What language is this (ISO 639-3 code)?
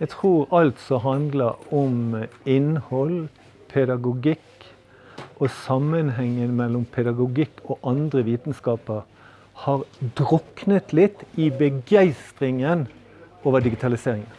nor